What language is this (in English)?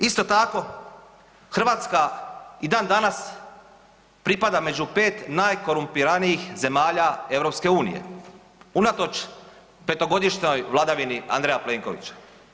Croatian